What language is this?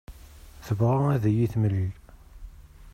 Kabyle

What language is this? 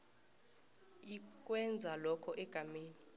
South Ndebele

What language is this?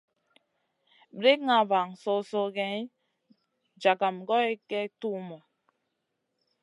Masana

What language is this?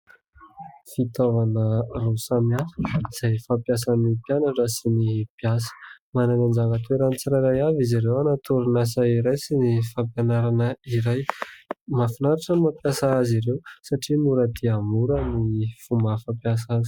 Malagasy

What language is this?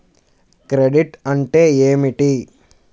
Telugu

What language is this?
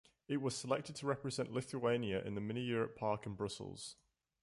English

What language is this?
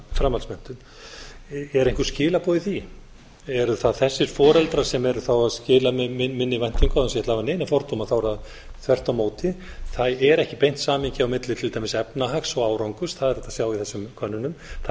Icelandic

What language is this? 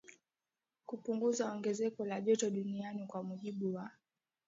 Swahili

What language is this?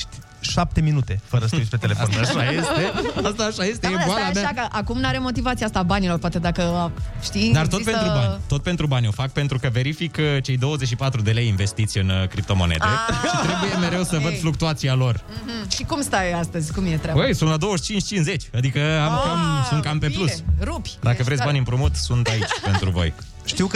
Romanian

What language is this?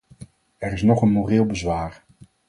Dutch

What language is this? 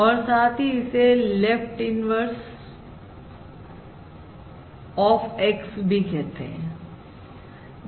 Hindi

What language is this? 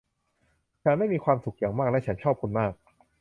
Thai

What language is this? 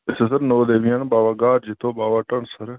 Dogri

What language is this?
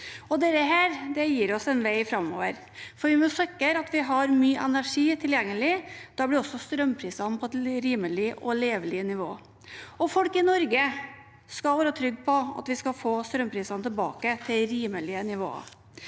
Norwegian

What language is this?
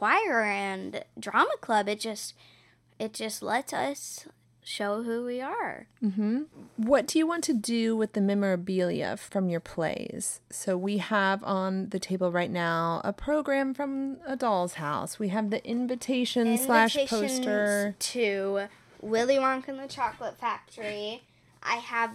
English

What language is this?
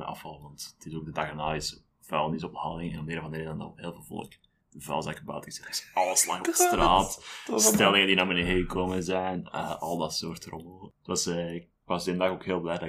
Dutch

